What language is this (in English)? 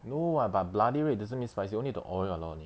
English